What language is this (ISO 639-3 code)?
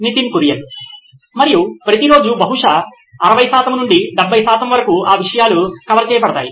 tel